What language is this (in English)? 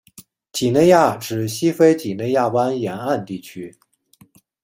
Chinese